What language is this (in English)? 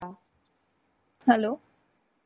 Bangla